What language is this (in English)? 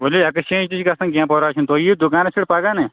Kashmiri